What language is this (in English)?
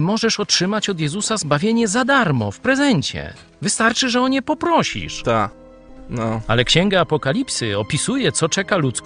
Polish